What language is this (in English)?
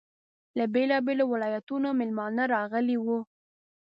Pashto